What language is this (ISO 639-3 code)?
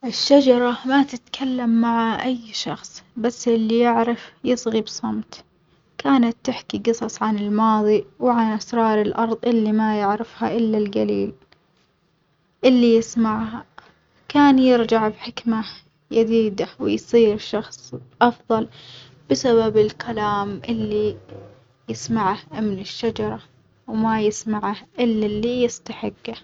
acx